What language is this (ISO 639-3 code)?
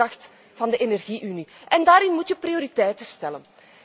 nld